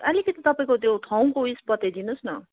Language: Nepali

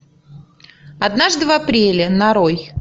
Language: Russian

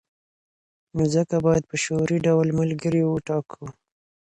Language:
Pashto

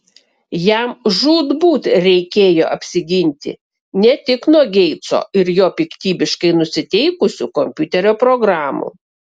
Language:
Lithuanian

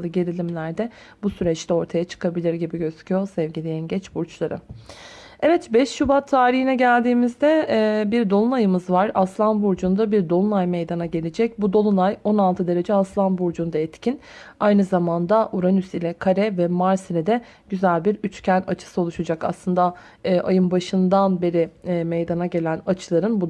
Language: Turkish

